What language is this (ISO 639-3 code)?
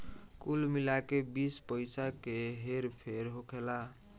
bho